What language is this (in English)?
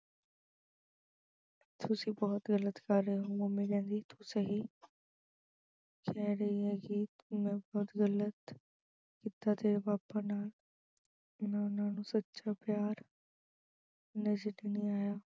Punjabi